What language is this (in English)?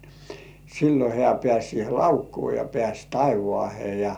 Finnish